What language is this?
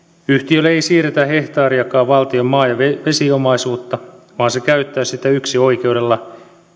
Finnish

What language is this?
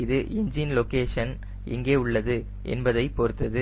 Tamil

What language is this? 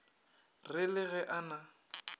Northern Sotho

